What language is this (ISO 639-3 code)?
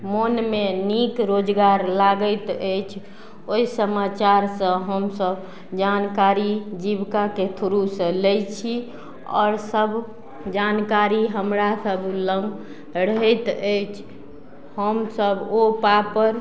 mai